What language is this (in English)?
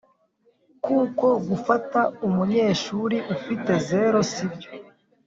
Kinyarwanda